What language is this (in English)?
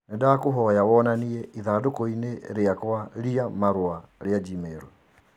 Kikuyu